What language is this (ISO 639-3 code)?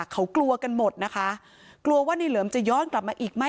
tha